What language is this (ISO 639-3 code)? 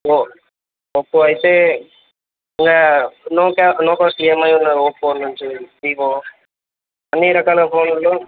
tel